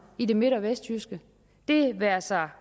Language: Danish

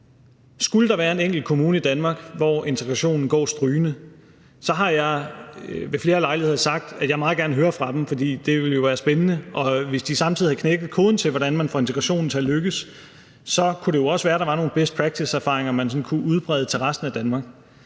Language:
Danish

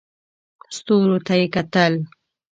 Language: Pashto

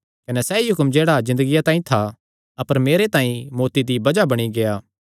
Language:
Kangri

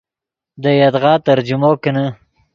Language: Yidgha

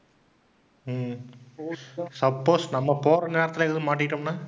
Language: Tamil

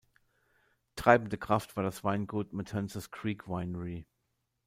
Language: German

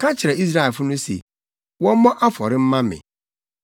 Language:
Akan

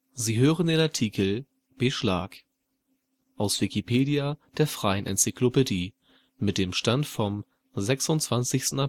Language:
German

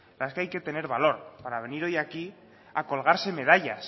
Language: Spanish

